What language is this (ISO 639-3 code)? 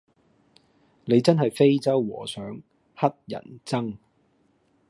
yue